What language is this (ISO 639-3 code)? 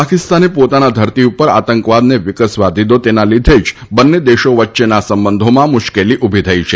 guj